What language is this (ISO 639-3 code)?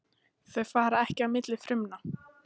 isl